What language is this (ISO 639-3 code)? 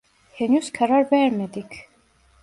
tur